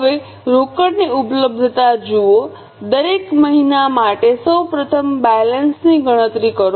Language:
Gujarati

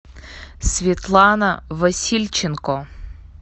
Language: Russian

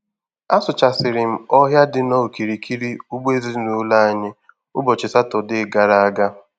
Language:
Igbo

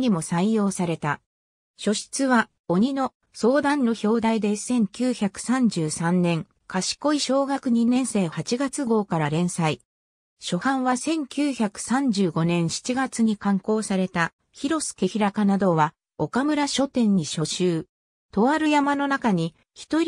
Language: Japanese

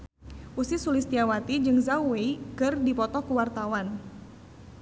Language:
Sundanese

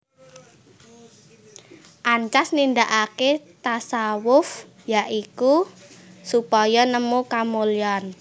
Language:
Javanese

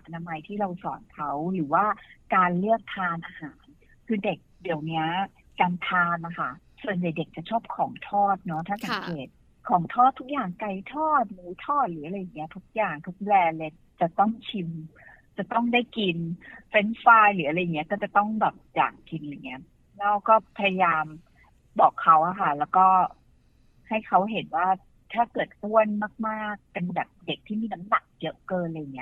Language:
Thai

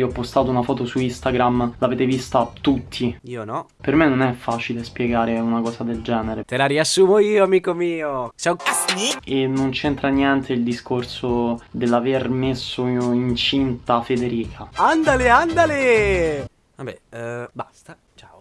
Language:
Italian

